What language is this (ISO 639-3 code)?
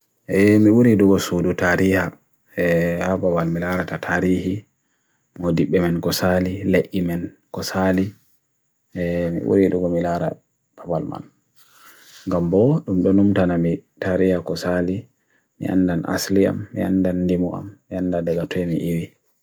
fui